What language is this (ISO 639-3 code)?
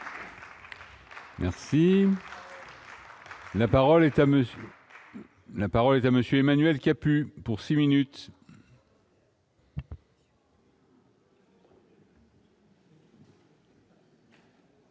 fra